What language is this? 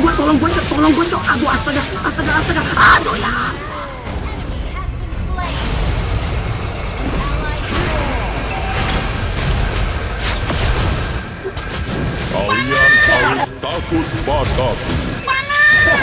Indonesian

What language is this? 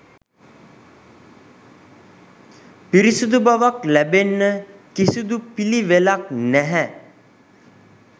Sinhala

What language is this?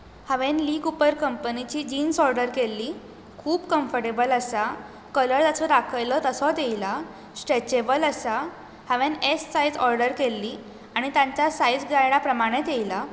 Konkani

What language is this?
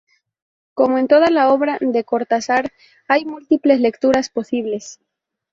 Spanish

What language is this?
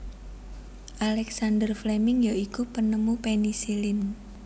Javanese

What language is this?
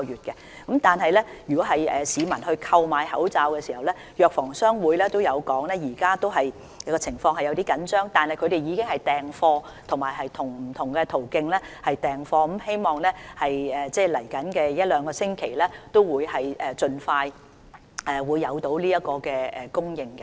Cantonese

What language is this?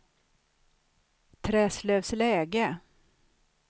Swedish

